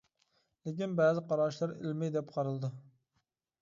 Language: Uyghur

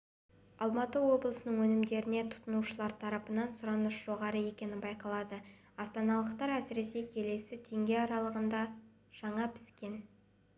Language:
Kazakh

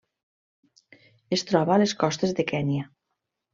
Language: Catalan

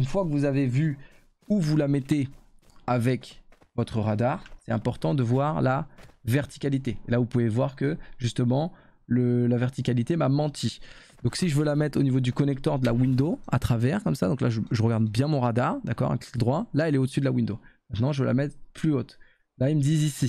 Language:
French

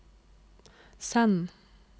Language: Norwegian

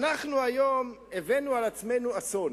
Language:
Hebrew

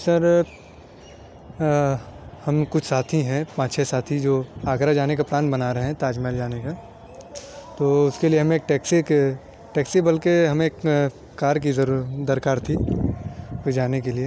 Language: Urdu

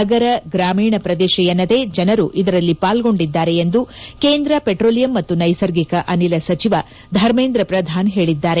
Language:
Kannada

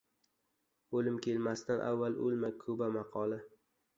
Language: Uzbek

